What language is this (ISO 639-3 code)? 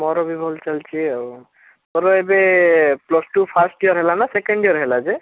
ori